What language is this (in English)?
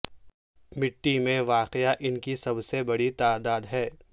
Urdu